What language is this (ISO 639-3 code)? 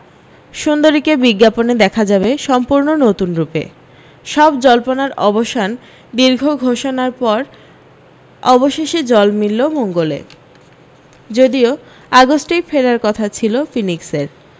ben